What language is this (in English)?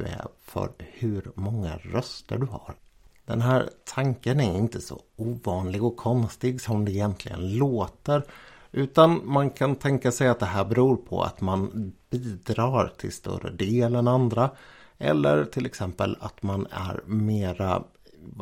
Swedish